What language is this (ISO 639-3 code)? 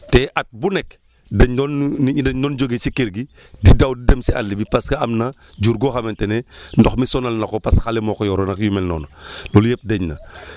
wol